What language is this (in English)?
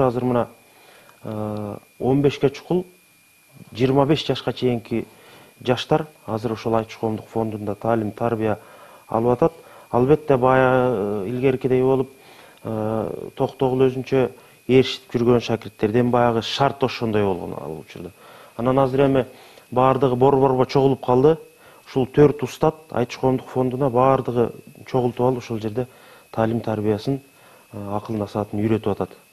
Turkish